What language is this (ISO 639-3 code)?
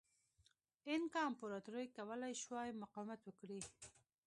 pus